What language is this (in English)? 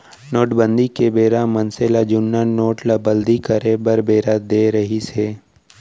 Chhattisgarhi